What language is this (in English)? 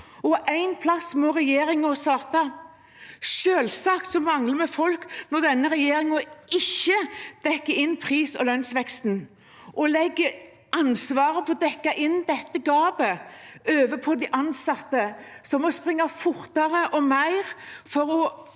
Norwegian